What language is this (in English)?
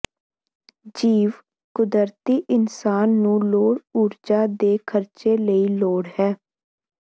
Punjabi